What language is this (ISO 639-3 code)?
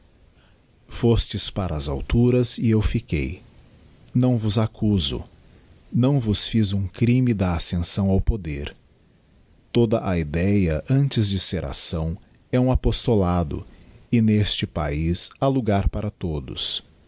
por